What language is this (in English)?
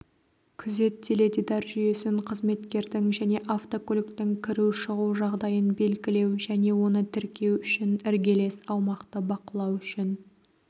Kazakh